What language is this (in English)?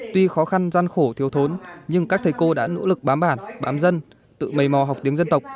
Vietnamese